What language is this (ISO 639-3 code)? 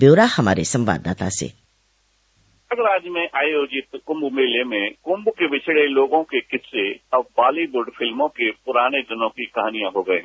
hin